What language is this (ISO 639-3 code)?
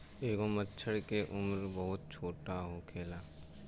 bho